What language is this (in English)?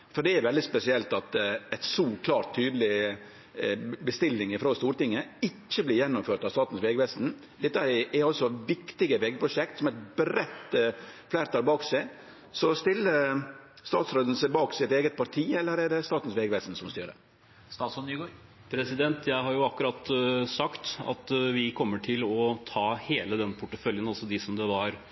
Norwegian